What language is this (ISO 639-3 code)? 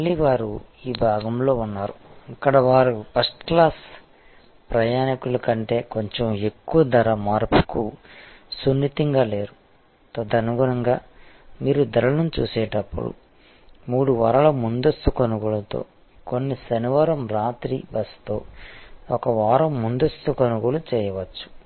tel